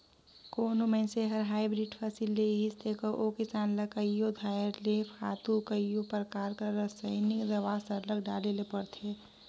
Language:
Chhattisgarhi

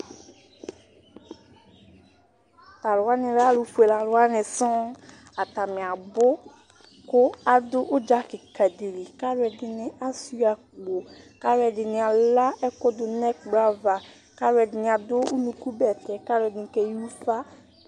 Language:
Ikposo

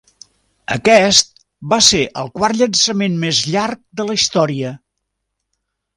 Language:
Catalan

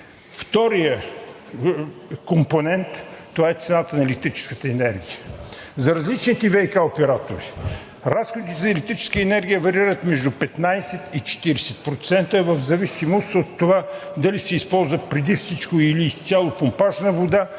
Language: Bulgarian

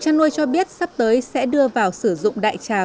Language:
Vietnamese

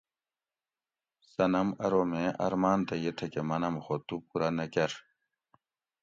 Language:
Gawri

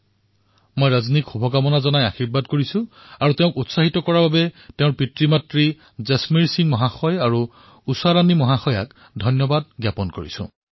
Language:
Assamese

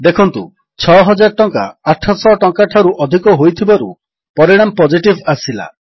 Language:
Odia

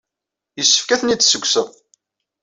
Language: Kabyle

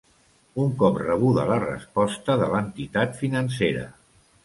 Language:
Catalan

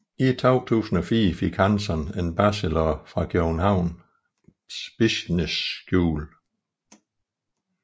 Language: Danish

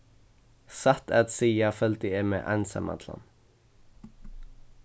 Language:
Faroese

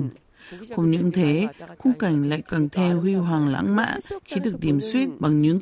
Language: Vietnamese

